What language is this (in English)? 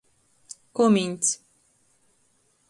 Latgalian